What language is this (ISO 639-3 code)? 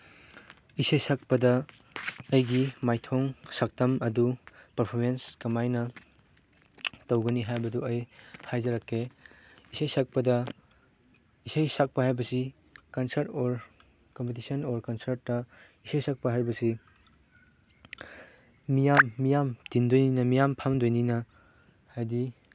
mni